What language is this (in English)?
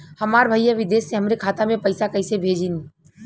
Bhojpuri